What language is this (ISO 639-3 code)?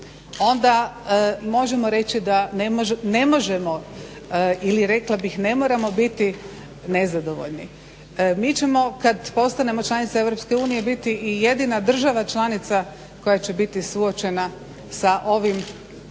hrv